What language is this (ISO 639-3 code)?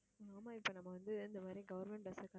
tam